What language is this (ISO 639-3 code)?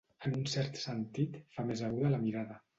cat